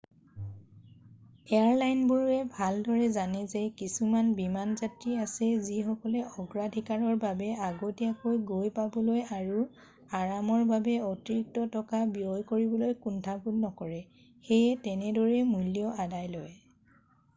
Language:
Assamese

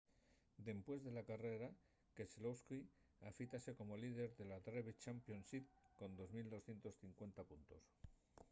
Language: Asturian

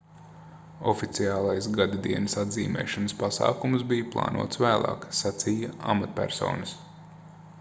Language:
Latvian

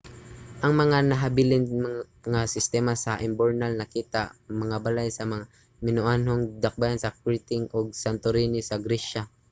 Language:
Cebuano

